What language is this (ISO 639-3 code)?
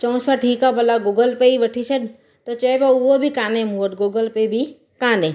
snd